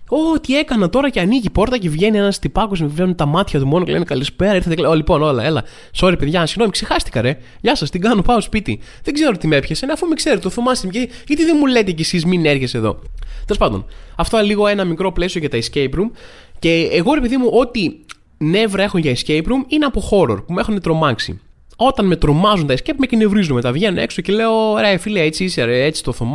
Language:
Greek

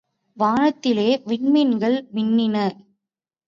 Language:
Tamil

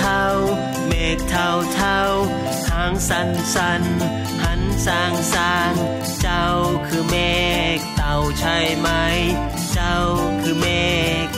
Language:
Thai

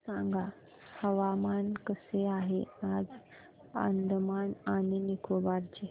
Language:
Marathi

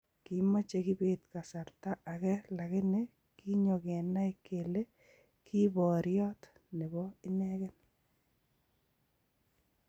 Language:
Kalenjin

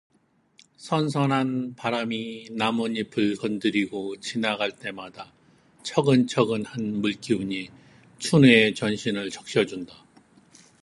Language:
Korean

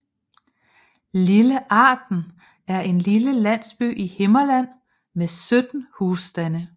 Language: Danish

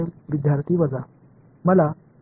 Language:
Marathi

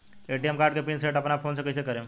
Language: Bhojpuri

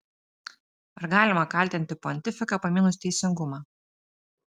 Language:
Lithuanian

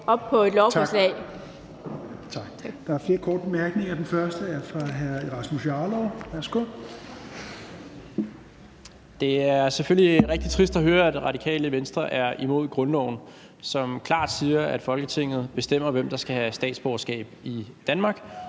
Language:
Danish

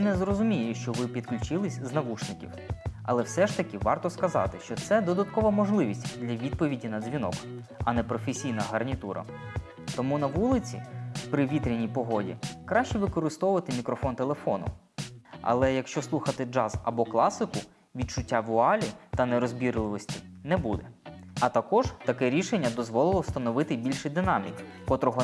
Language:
Ukrainian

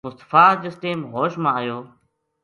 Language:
Gujari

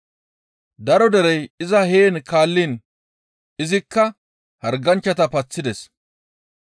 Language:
Gamo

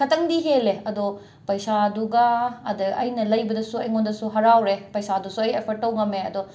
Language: Manipuri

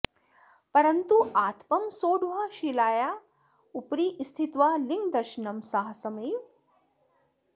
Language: Sanskrit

